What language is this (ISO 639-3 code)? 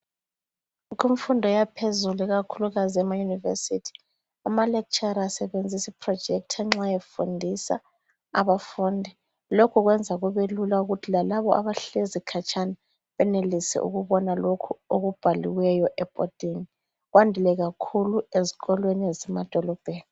nde